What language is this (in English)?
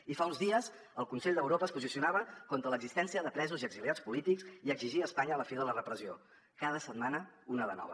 Catalan